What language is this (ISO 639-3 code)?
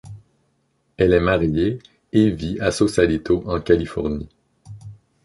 fra